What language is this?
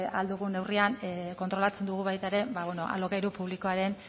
Basque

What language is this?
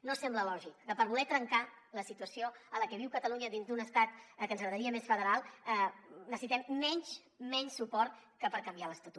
Catalan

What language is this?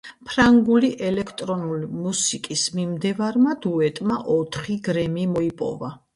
Georgian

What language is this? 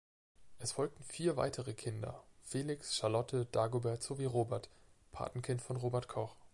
German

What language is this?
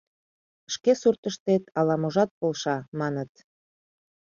Mari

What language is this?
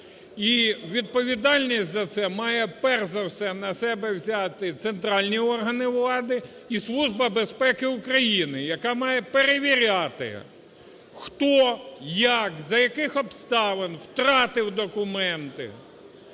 Ukrainian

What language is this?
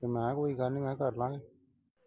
Punjabi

